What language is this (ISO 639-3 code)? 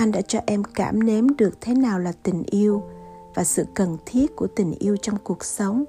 vie